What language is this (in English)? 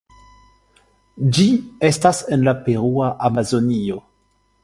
Esperanto